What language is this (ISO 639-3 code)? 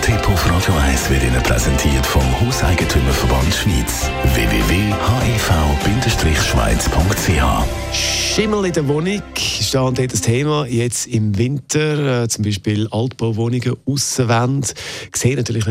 deu